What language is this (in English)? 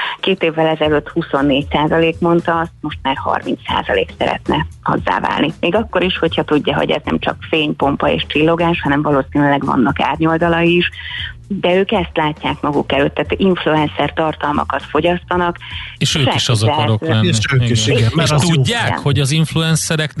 Hungarian